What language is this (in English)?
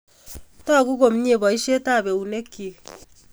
Kalenjin